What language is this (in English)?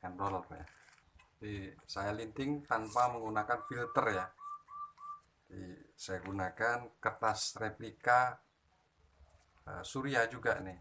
Indonesian